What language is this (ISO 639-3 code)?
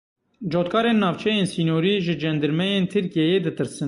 kur